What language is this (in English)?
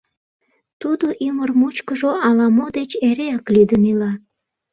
Mari